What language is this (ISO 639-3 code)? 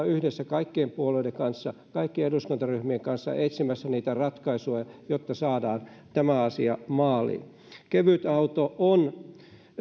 fin